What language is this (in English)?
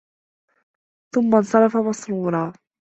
Arabic